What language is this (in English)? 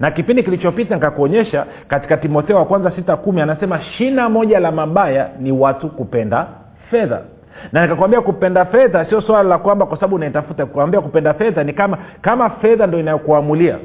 Swahili